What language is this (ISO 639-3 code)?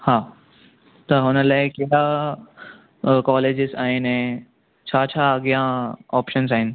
snd